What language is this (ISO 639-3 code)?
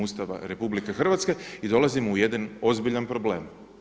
hrv